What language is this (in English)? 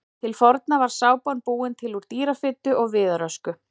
Icelandic